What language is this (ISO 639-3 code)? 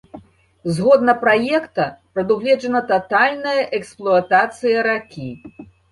bel